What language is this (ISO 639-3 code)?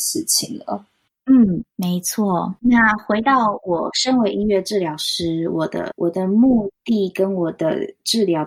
zho